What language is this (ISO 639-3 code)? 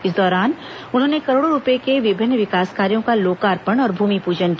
hin